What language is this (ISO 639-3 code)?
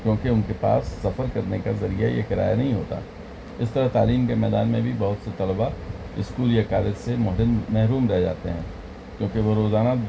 urd